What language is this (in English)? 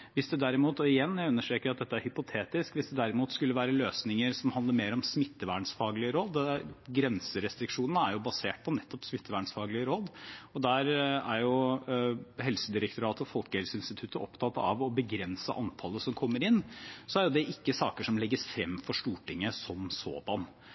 Norwegian Bokmål